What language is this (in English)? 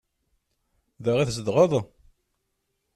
Kabyle